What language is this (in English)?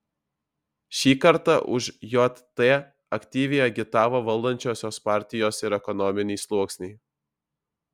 Lithuanian